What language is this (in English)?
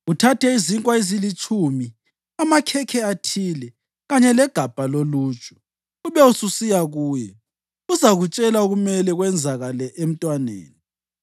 North Ndebele